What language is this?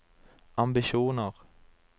Norwegian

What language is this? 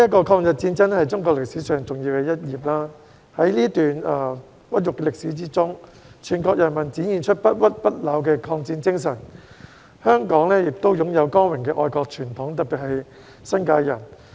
Cantonese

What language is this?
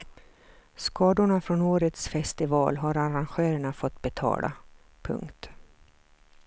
Swedish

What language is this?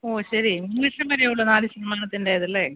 Malayalam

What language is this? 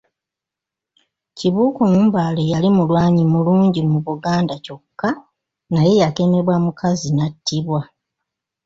Ganda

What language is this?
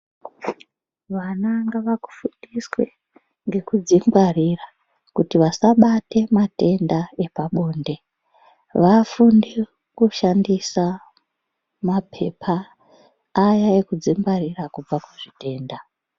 Ndau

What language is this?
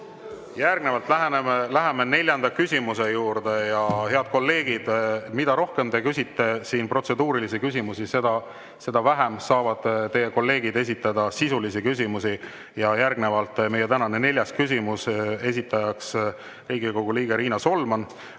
Estonian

